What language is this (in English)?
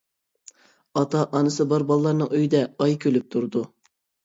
Uyghur